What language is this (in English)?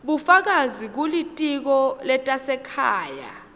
Swati